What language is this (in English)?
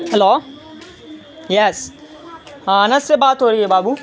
Urdu